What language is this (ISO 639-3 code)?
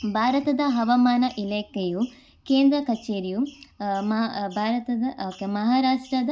kan